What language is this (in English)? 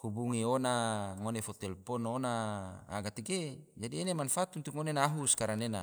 Tidore